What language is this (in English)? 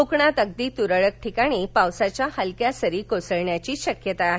Marathi